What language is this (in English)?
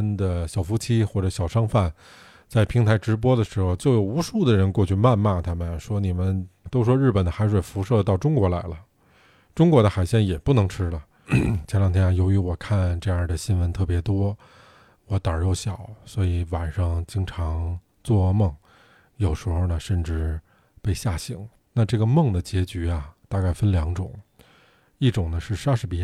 Chinese